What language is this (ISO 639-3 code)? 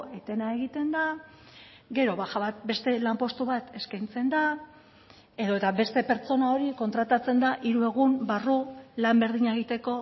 eus